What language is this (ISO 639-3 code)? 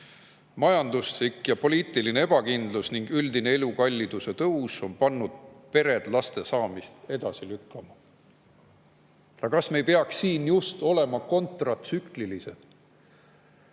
est